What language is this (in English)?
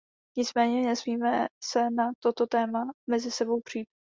Czech